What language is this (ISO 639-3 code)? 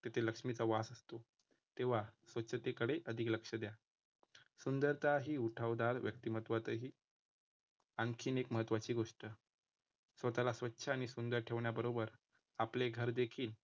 mar